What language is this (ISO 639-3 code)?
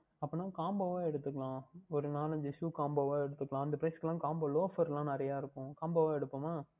tam